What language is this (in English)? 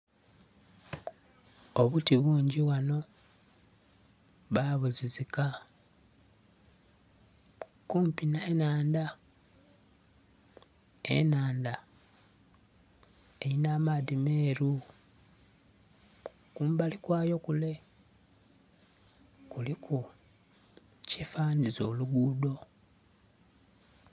Soga